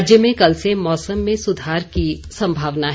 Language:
Hindi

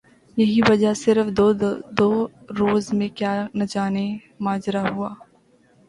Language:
Urdu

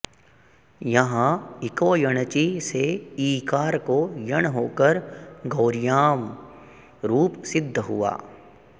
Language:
Sanskrit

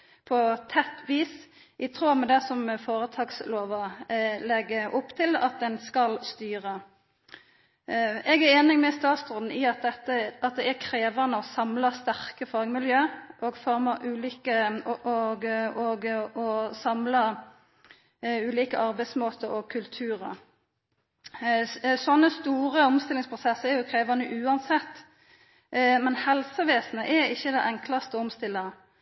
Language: Norwegian Nynorsk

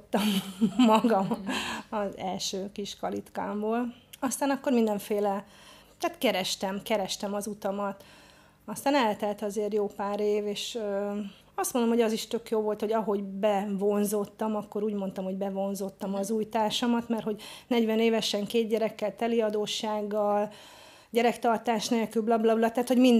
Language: Hungarian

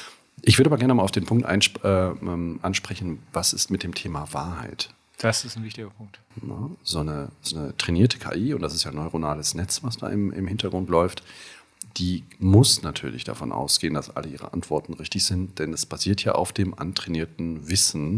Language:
German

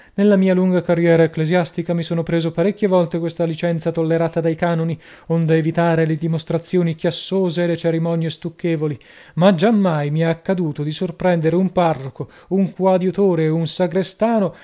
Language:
Italian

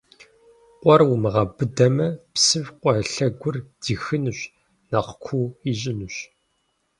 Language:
Kabardian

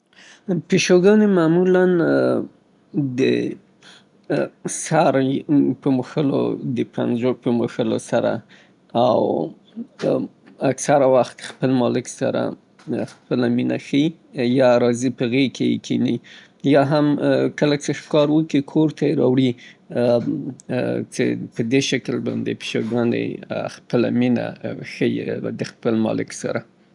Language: Southern Pashto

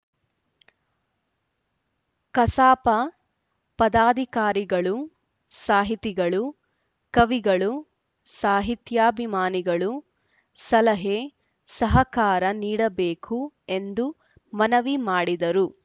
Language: Kannada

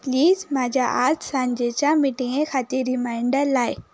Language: Konkani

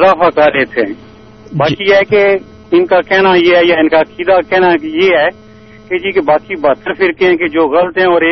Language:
Urdu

